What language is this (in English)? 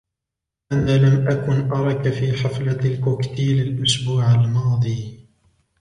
Arabic